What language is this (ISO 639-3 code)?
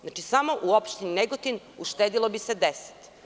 srp